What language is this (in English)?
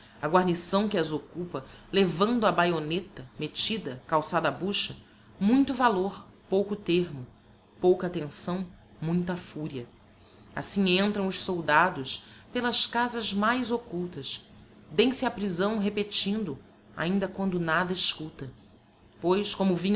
Portuguese